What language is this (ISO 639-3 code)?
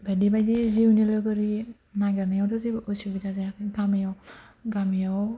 brx